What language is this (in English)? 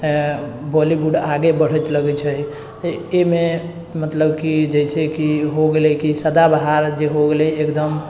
Maithili